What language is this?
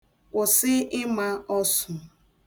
Igbo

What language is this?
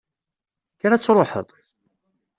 Kabyle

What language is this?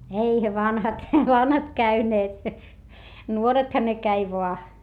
Finnish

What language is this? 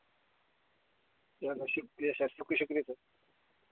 Dogri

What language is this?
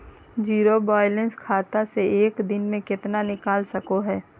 Magahi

